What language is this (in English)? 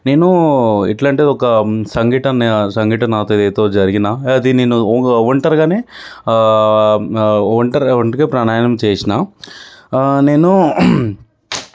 Telugu